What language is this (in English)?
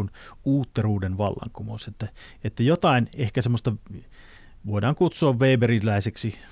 Finnish